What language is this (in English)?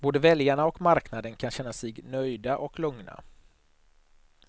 Swedish